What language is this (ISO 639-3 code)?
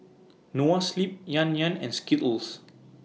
eng